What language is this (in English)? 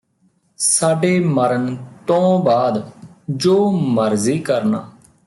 Punjabi